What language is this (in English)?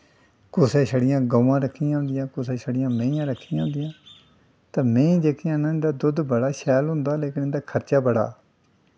Dogri